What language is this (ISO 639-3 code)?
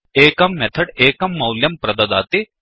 san